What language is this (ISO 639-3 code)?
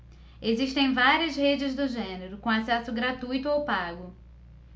por